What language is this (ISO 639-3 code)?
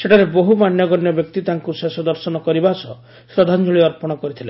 ori